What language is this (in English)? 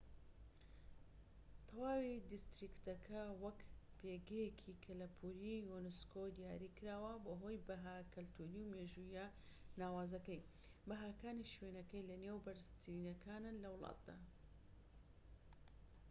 Central Kurdish